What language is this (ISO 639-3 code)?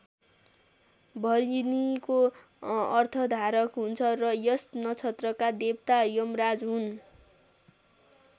nep